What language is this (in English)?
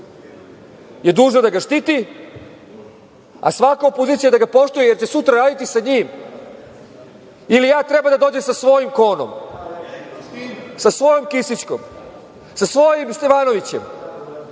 Serbian